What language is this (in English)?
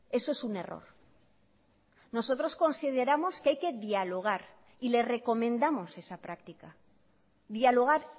Spanish